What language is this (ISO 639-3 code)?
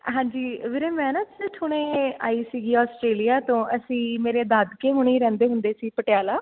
pan